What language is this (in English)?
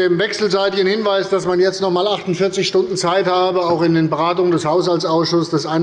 German